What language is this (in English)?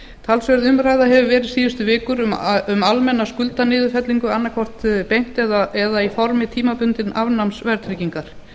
Icelandic